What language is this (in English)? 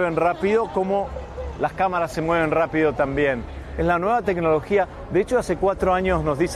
Spanish